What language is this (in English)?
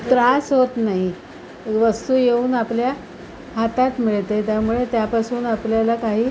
Marathi